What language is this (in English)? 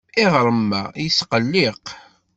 Kabyle